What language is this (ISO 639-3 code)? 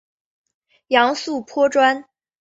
zho